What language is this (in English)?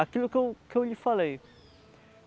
Portuguese